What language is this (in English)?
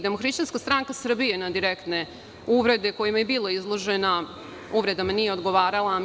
Serbian